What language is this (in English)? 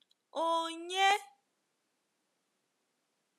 Igbo